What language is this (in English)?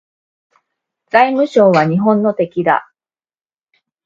Japanese